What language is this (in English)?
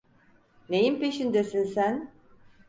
Turkish